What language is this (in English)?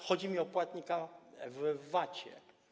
Polish